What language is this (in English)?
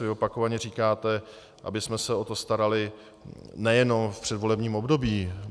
Czech